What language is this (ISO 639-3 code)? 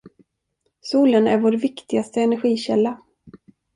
swe